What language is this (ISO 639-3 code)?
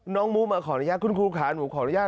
tha